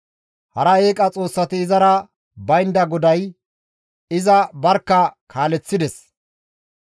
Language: Gamo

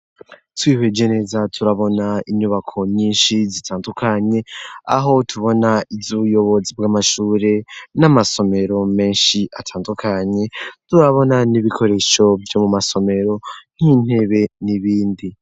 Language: Rundi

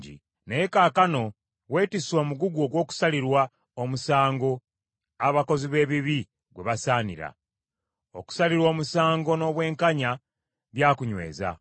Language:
Ganda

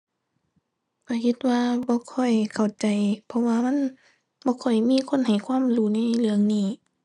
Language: Thai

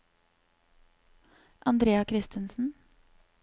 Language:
Norwegian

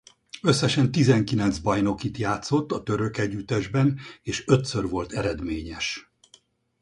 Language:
Hungarian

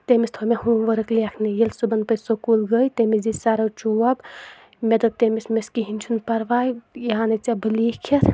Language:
Kashmiri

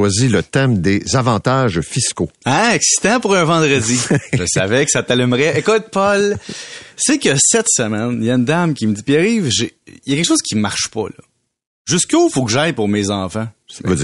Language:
French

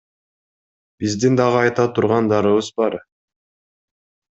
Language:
Kyrgyz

